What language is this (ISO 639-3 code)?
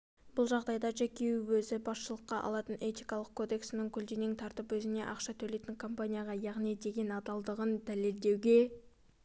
kaz